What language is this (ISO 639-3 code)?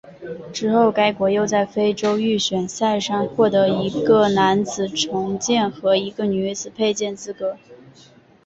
zho